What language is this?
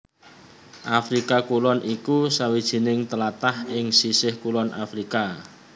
Javanese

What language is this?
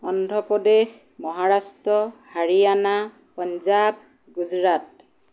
Assamese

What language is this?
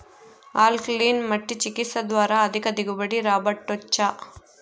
Telugu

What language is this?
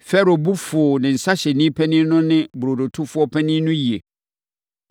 Akan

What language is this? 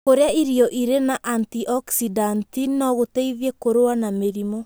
Kikuyu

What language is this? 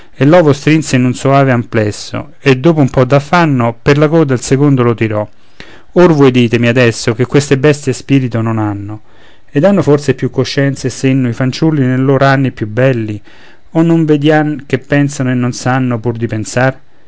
Italian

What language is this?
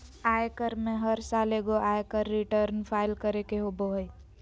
Magahi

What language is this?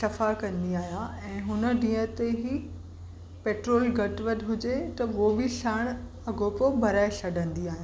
Sindhi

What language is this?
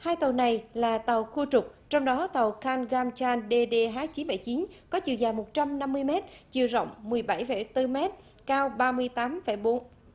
Vietnamese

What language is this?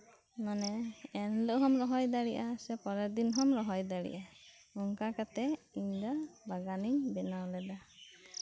Santali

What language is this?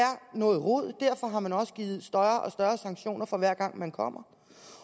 Danish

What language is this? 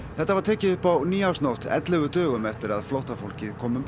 Icelandic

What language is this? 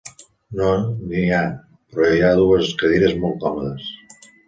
Catalan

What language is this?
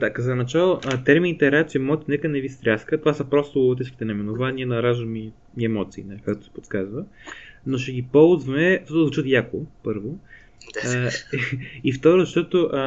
Bulgarian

